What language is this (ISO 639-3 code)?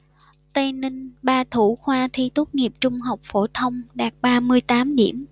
vie